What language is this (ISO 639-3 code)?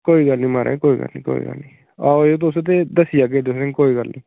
doi